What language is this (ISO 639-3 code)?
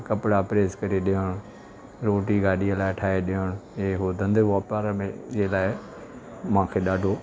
snd